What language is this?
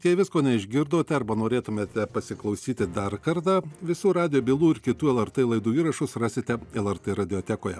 Lithuanian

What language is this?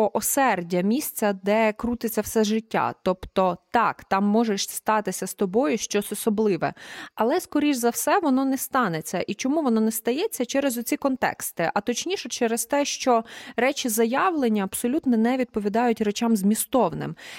Ukrainian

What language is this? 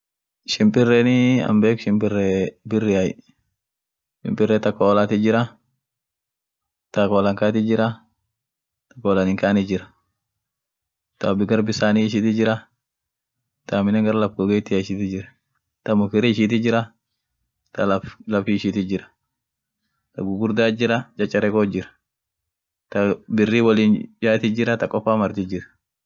Orma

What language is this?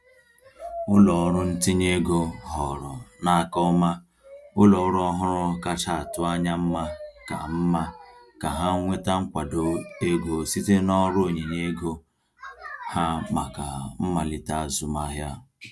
Igbo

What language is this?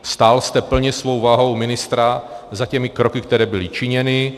Czech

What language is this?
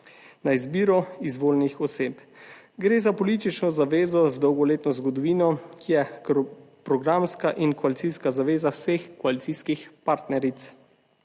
Slovenian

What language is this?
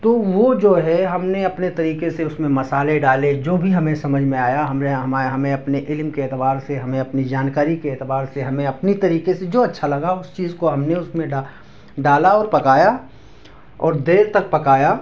Urdu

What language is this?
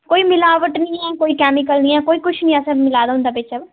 Dogri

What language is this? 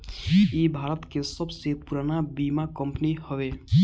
Bhojpuri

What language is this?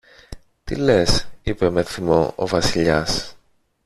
Greek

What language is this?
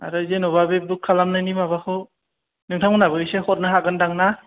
Bodo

